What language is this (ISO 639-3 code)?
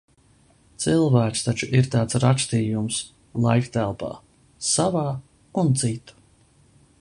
lav